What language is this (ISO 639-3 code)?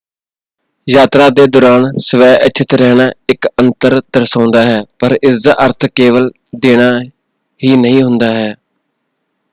pan